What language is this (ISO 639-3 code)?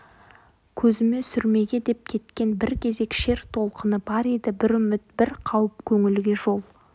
kaz